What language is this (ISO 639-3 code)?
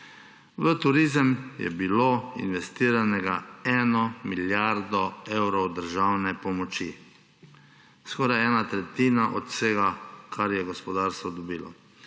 slv